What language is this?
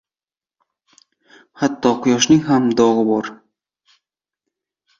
Uzbek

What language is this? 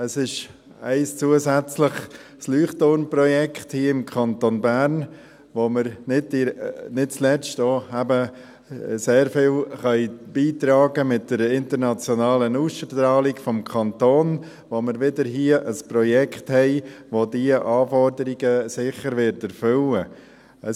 Swiss German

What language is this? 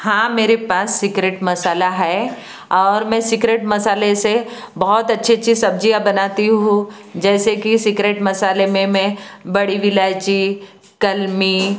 Hindi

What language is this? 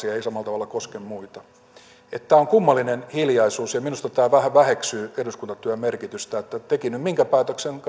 Finnish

